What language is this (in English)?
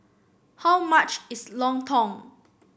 English